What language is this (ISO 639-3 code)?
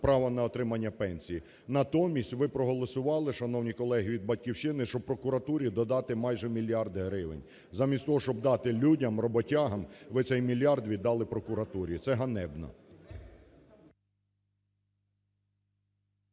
ukr